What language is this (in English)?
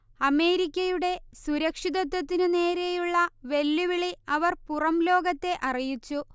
Malayalam